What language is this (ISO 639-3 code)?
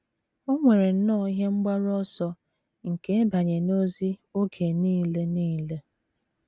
ibo